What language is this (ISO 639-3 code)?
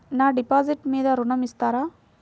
tel